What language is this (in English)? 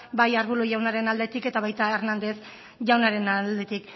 Basque